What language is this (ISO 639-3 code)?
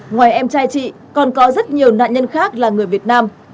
vie